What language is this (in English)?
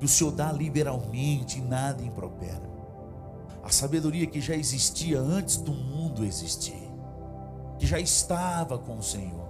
Portuguese